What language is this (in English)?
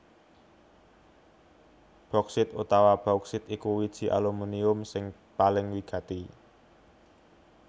Javanese